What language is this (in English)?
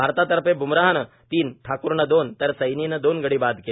Marathi